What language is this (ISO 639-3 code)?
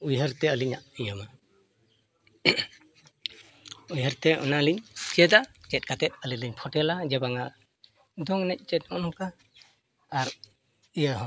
sat